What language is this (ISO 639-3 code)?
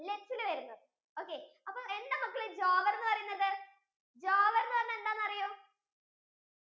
mal